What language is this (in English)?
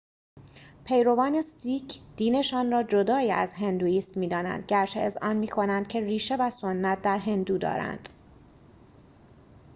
Persian